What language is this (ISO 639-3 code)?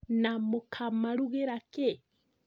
kik